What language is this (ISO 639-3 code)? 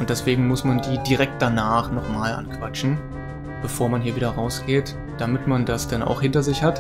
deu